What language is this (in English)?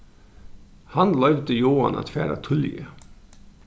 Faroese